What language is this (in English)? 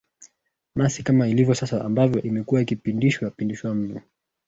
Swahili